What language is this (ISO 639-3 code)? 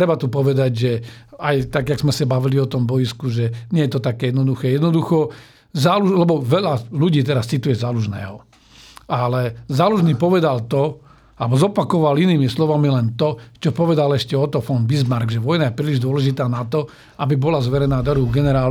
slk